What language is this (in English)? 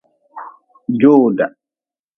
Nawdm